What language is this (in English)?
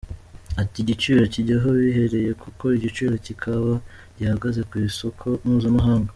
Kinyarwanda